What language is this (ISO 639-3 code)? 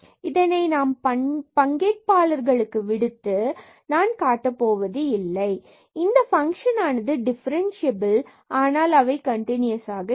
tam